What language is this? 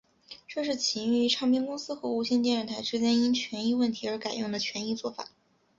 Chinese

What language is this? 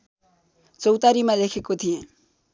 Nepali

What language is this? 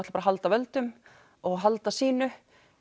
Icelandic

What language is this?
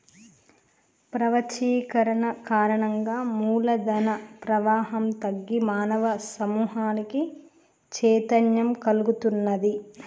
Telugu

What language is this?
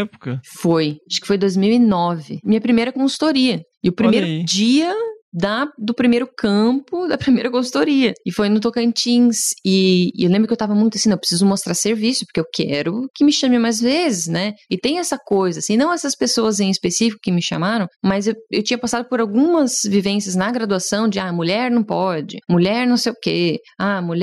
Portuguese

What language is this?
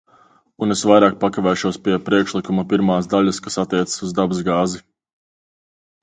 Latvian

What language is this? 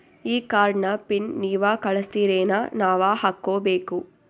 Kannada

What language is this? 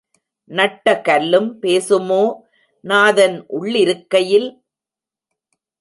Tamil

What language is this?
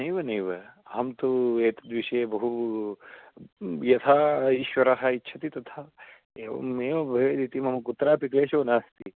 Sanskrit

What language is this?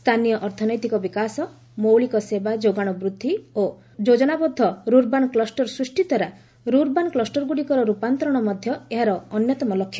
Odia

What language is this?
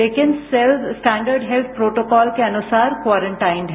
Hindi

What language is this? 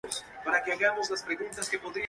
Spanish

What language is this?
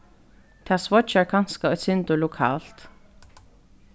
Faroese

